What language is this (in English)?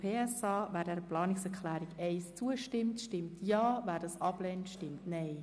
Swiss German